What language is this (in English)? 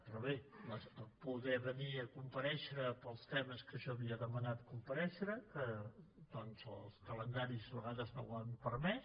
Catalan